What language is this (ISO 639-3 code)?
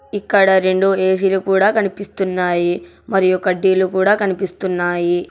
tel